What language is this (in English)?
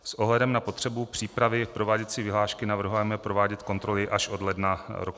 Czech